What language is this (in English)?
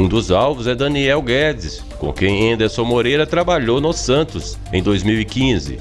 Portuguese